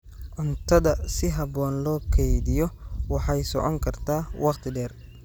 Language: Somali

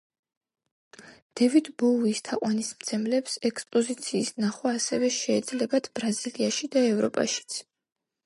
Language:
Georgian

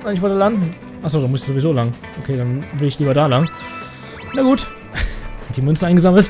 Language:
German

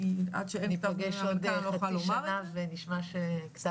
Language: Hebrew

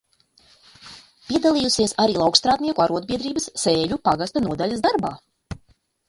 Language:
Latvian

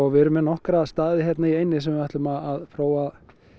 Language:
Icelandic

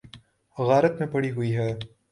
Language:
Urdu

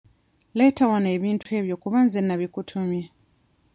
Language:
Ganda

